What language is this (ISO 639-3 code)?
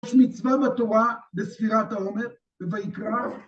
heb